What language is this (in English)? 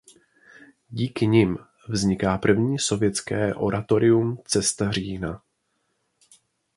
Czech